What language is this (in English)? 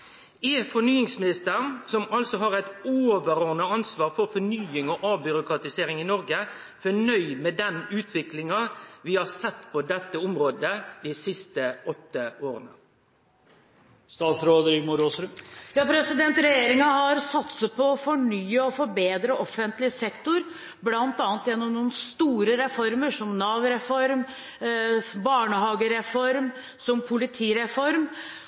Norwegian